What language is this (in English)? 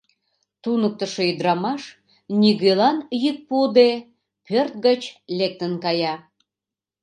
Mari